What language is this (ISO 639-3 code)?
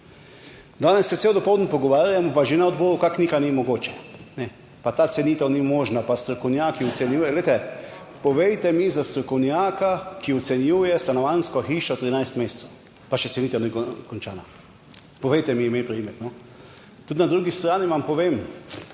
slv